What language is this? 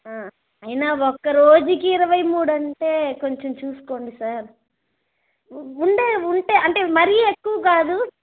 Telugu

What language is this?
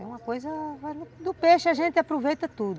Portuguese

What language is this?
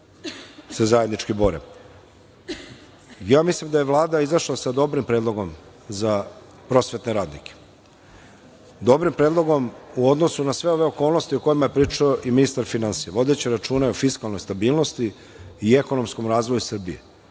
Serbian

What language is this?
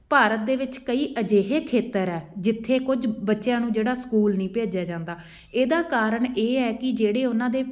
Punjabi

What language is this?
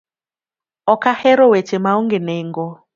Luo (Kenya and Tanzania)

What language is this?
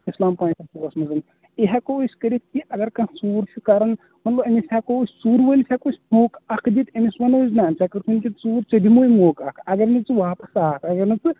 Kashmiri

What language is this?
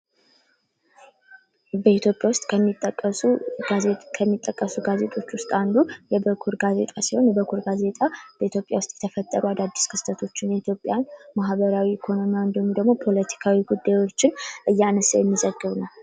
Amharic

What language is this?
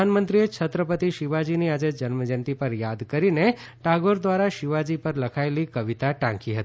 Gujarati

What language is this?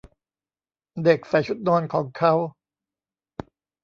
Thai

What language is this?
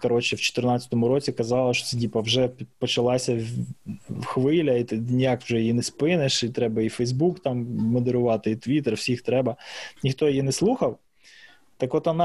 Ukrainian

